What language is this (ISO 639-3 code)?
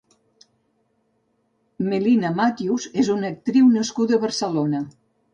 cat